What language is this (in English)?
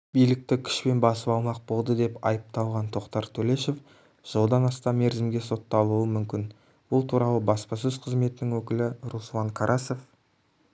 Kazakh